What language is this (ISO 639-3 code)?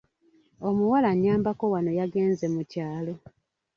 lug